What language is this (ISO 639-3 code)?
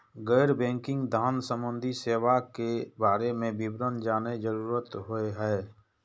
mai